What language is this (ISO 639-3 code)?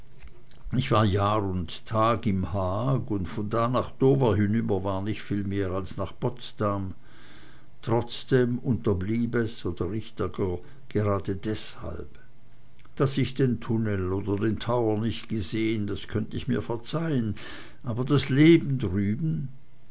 deu